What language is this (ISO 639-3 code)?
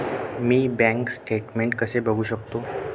mar